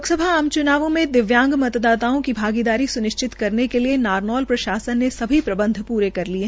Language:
Hindi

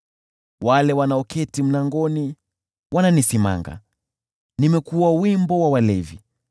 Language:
Swahili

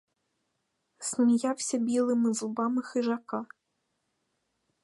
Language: Ukrainian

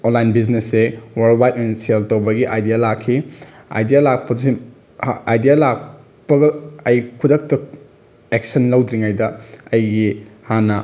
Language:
Manipuri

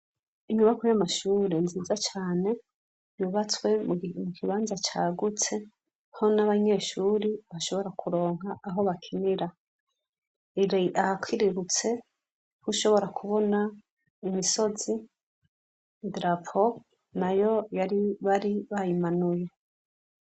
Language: Rundi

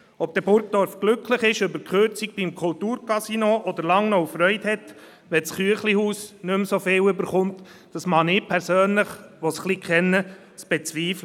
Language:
Swiss German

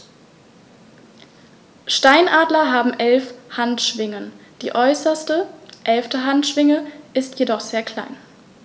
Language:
German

